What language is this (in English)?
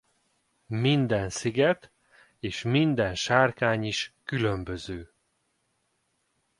Hungarian